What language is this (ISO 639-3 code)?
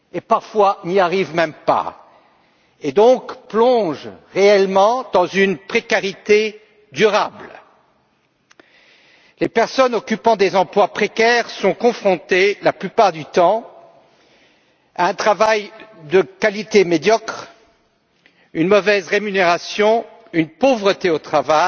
fra